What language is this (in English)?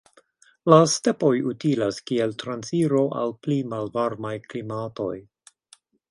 Esperanto